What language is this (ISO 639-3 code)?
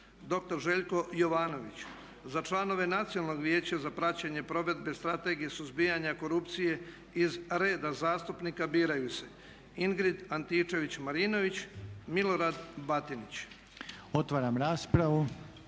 hrv